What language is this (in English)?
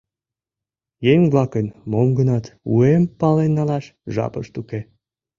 Mari